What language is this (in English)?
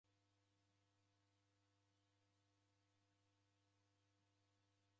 Taita